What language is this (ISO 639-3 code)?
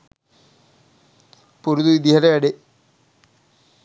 sin